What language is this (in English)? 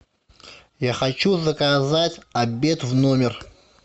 Russian